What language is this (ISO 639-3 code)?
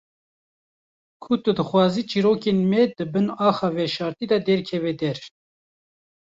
kur